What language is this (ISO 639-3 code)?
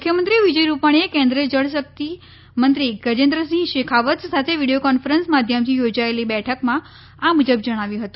guj